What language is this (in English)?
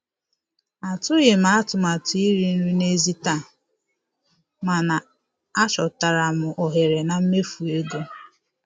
Igbo